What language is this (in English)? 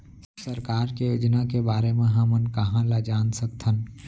Chhattisgarhi